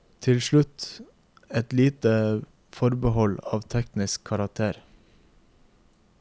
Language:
Norwegian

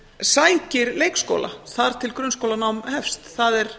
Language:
Icelandic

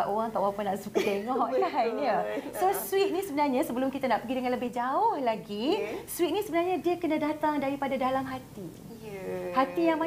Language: Malay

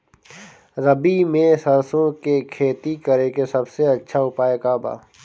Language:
Bhojpuri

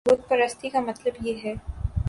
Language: Urdu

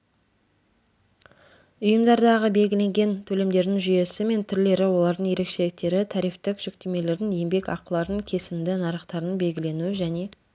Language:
Kazakh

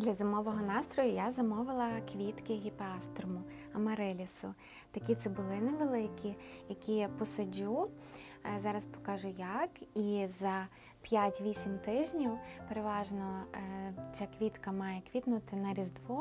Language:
Ukrainian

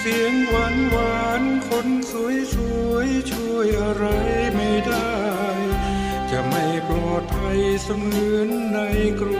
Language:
Thai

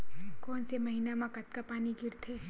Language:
Chhattisgarhi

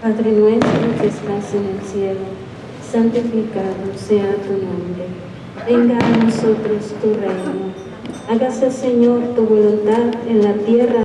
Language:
Spanish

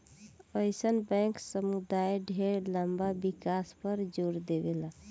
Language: Bhojpuri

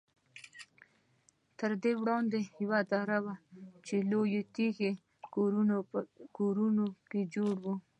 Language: Pashto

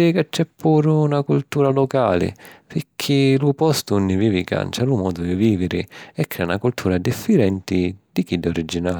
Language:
Sicilian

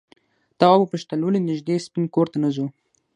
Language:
Pashto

